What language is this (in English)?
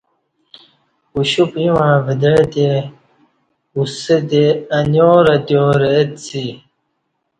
Kati